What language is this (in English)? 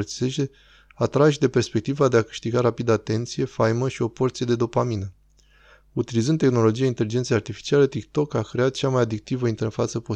Romanian